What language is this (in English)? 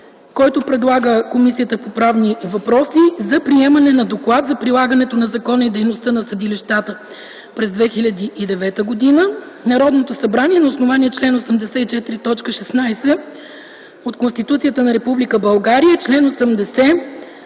Bulgarian